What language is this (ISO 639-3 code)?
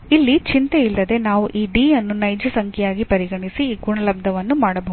kan